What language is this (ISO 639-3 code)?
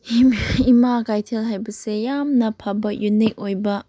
mni